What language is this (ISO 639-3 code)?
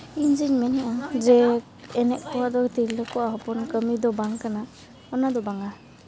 sat